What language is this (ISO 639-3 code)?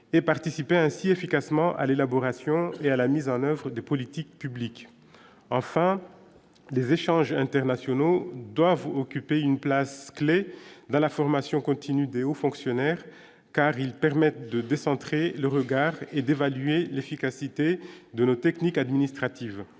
fra